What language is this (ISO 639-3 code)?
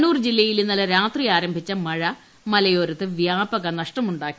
mal